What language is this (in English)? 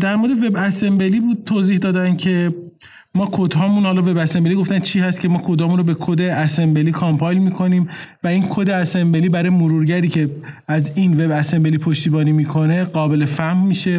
Persian